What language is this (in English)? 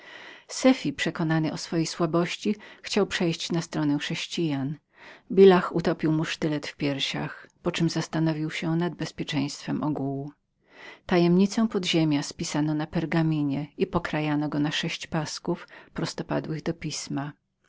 Polish